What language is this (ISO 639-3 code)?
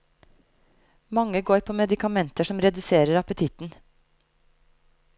nor